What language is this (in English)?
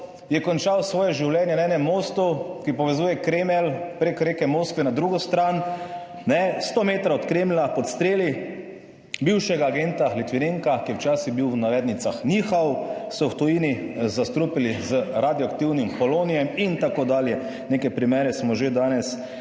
Slovenian